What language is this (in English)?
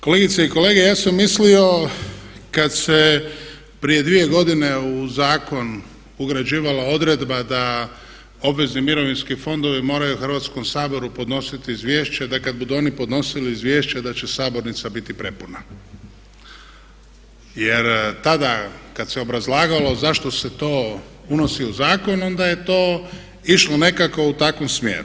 Croatian